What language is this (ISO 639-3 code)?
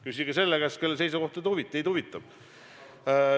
est